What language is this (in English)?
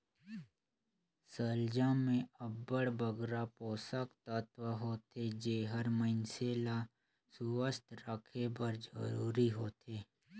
Chhattisgarhi